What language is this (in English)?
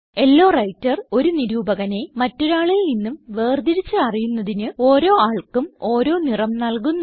Malayalam